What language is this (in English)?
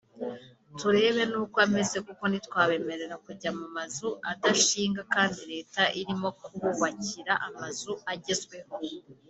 Kinyarwanda